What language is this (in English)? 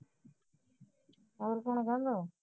Punjabi